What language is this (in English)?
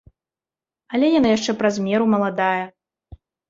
Belarusian